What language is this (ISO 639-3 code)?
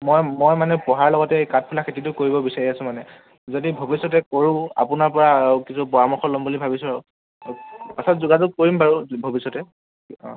asm